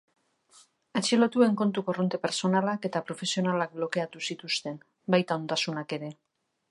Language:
Basque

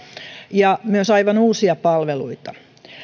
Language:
Finnish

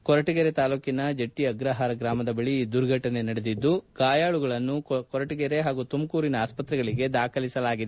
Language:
Kannada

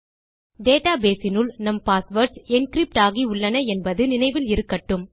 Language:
Tamil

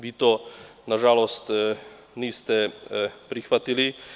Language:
Serbian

